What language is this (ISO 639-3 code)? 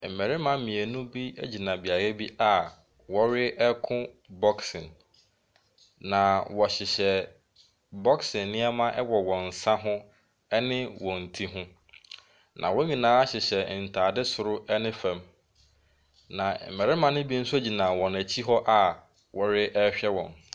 aka